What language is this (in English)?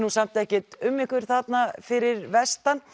Icelandic